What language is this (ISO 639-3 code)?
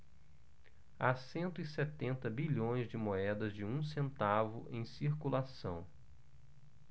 por